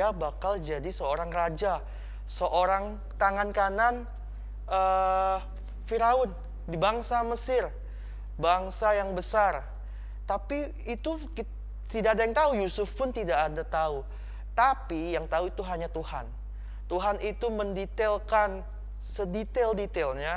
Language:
Indonesian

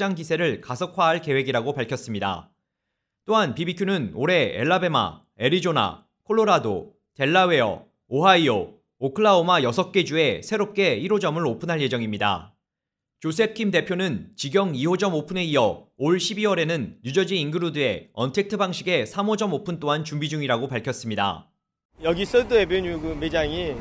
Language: Korean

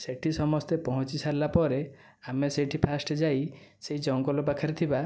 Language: Odia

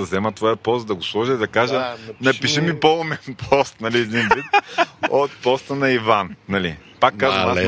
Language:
Bulgarian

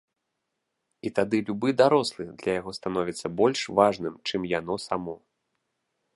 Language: Belarusian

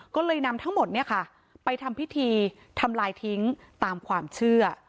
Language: Thai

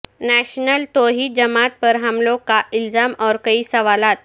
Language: Urdu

